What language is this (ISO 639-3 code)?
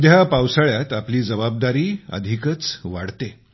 mar